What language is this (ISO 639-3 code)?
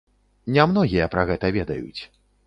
bel